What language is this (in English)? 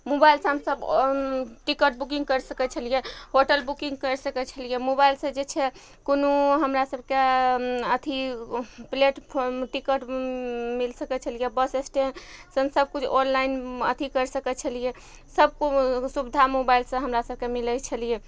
Maithili